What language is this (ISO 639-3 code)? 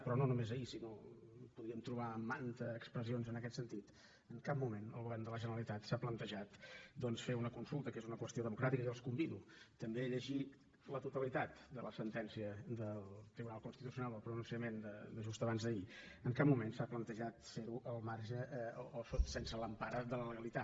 cat